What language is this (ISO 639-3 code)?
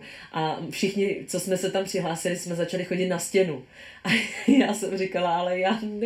ces